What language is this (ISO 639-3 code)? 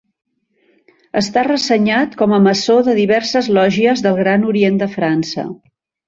cat